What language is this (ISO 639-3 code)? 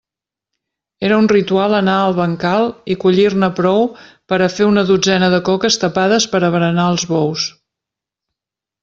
cat